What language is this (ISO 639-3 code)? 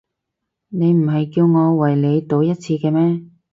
yue